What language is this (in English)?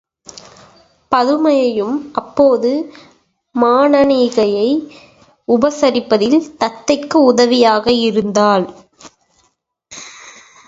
Tamil